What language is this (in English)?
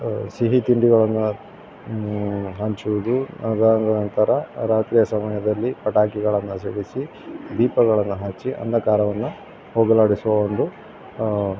Kannada